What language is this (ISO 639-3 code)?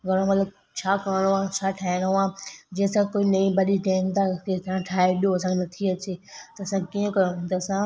snd